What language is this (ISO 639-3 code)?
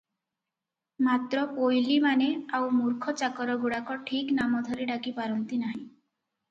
ori